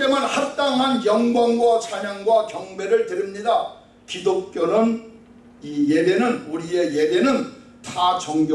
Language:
Korean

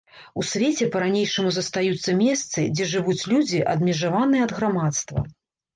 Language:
Belarusian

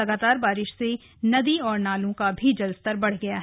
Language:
Hindi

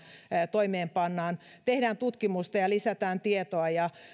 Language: Finnish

